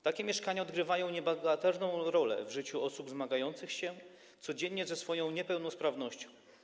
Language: Polish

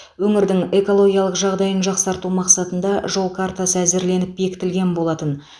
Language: Kazakh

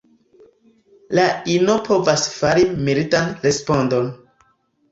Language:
Esperanto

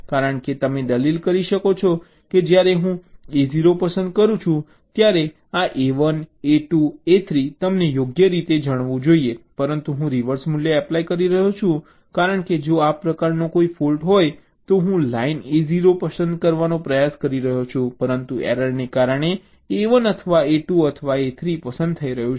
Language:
Gujarati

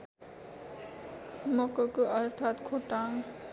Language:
Nepali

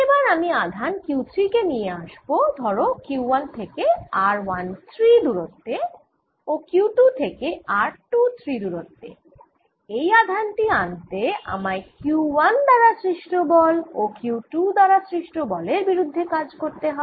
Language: Bangla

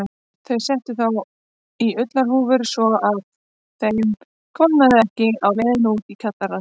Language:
Icelandic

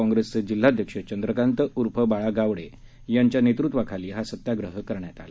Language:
Marathi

